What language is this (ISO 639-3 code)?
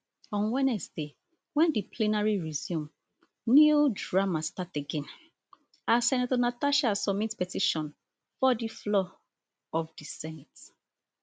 pcm